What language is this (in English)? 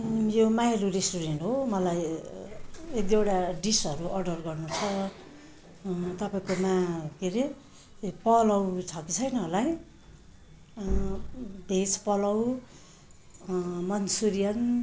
Nepali